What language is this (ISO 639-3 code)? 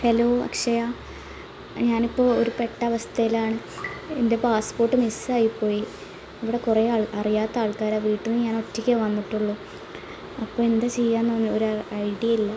mal